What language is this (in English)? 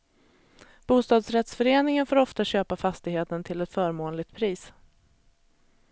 Swedish